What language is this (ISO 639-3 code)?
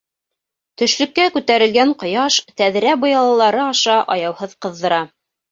bak